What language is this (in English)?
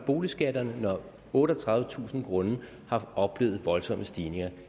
Danish